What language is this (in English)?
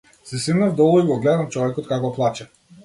Macedonian